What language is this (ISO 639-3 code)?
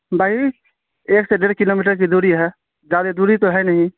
urd